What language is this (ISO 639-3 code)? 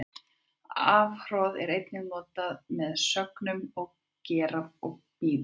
isl